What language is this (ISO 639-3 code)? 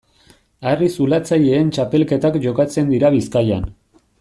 eus